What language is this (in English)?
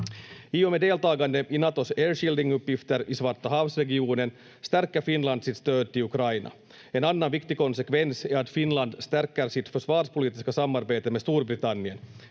Finnish